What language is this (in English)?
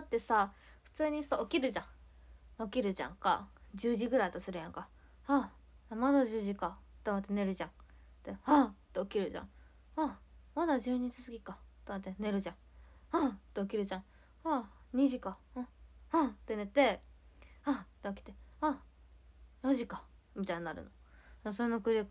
Japanese